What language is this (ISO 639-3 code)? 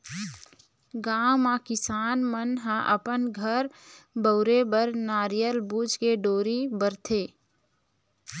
hne